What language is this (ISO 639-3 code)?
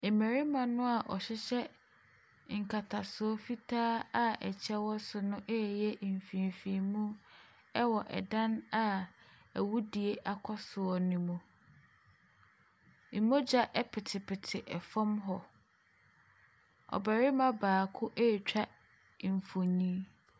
aka